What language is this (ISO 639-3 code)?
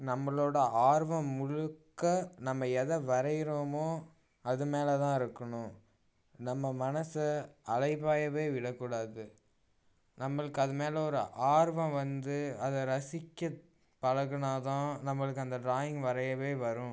tam